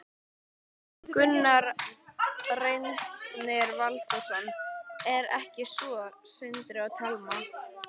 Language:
Icelandic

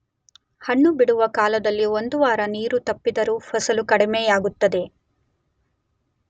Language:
Kannada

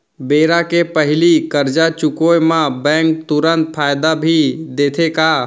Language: Chhattisgarhi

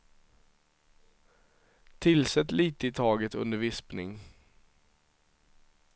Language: Swedish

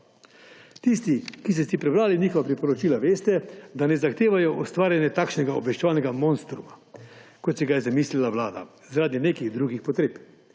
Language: Slovenian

